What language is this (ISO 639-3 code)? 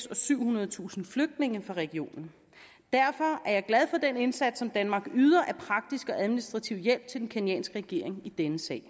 dan